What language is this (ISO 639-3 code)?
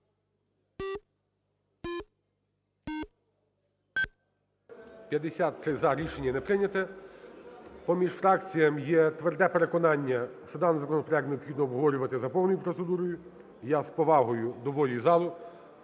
ukr